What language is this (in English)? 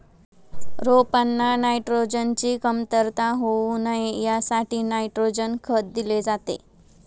Marathi